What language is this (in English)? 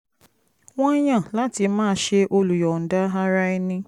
Yoruba